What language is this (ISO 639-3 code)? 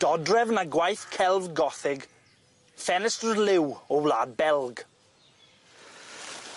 cym